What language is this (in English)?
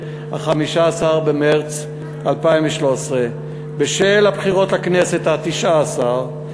Hebrew